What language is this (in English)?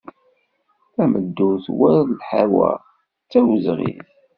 Kabyle